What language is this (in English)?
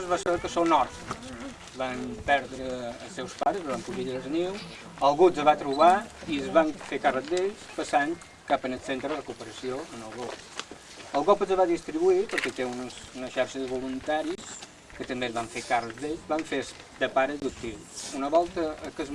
Spanish